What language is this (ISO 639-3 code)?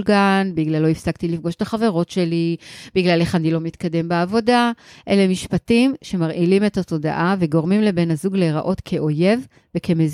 heb